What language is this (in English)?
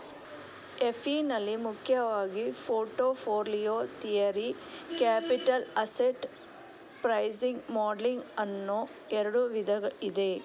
Kannada